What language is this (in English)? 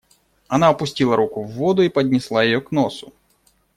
Russian